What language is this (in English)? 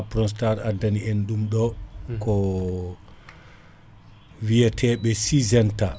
Fula